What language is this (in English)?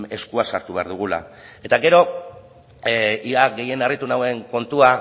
Basque